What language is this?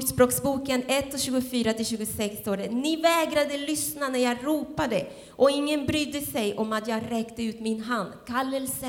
Swedish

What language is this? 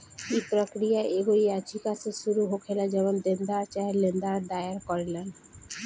Bhojpuri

